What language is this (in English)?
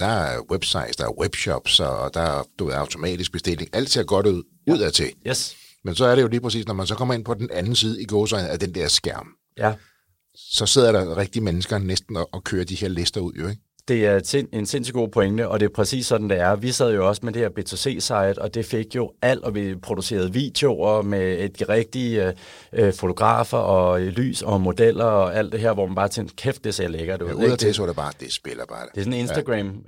Danish